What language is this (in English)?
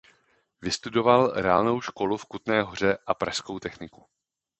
Czech